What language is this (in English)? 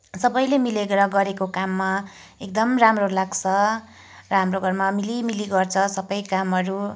Nepali